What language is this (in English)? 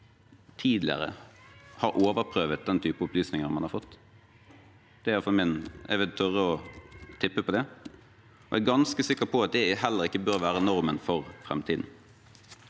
Norwegian